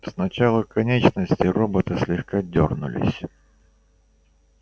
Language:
Russian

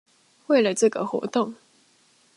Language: Chinese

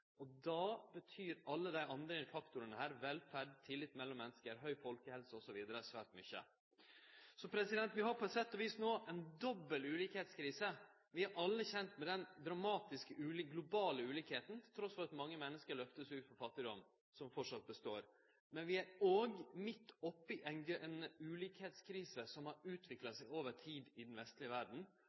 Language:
Norwegian Nynorsk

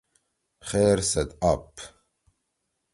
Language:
Torwali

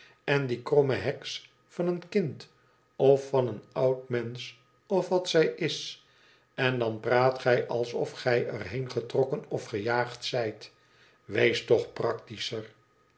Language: Dutch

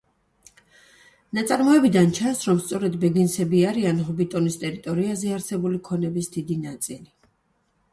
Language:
Georgian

